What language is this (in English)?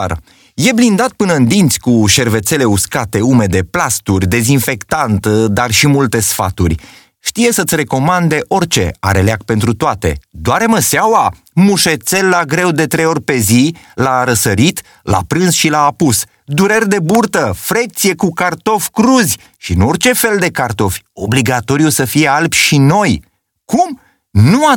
Romanian